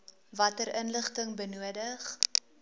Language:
Afrikaans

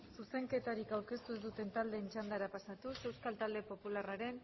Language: Basque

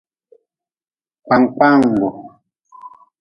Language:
Nawdm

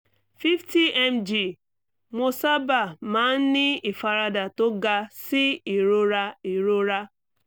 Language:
Yoruba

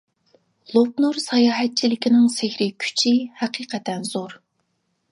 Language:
Uyghur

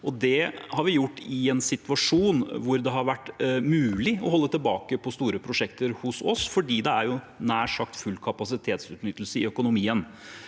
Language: Norwegian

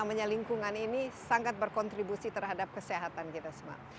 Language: Indonesian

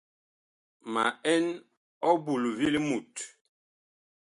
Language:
Bakoko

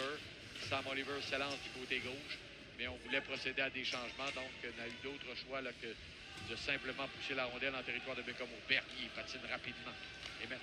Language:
French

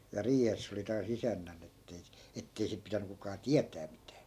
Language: Finnish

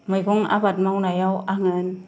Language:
Bodo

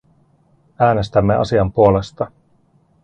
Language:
Finnish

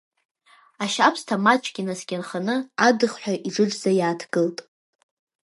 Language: Abkhazian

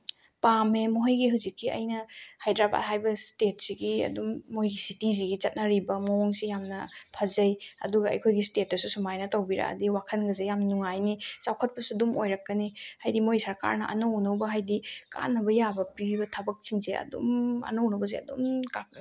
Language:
Manipuri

